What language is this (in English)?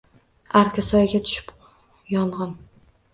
Uzbek